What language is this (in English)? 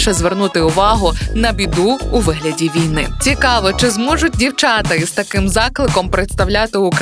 Ukrainian